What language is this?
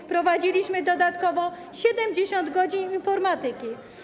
Polish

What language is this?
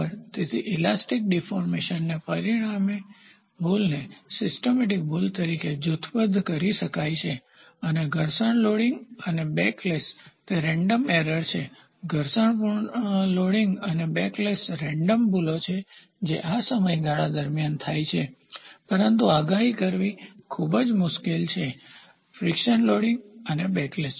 Gujarati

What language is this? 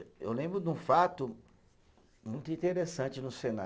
Portuguese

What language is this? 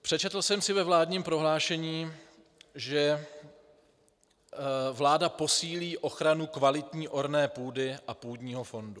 Czech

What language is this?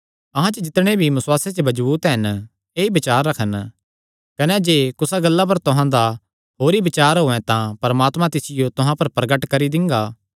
Kangri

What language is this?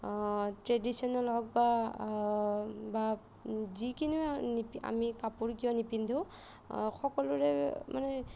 Assamese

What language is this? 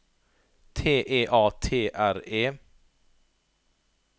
Norwegian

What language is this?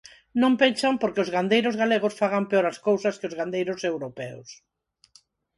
Galician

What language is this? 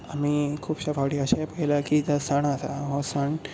Konkani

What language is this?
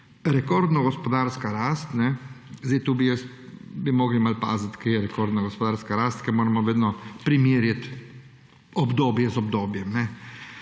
Slovenian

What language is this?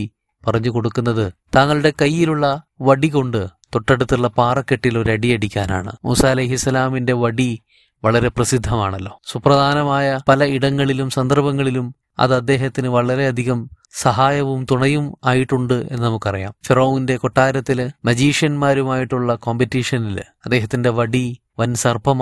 Malayalam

